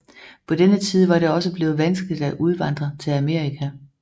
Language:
Danish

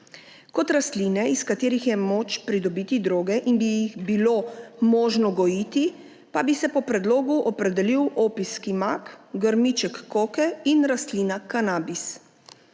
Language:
Slovenian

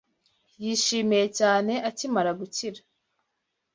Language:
Kinyarwanda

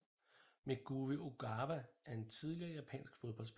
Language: Danish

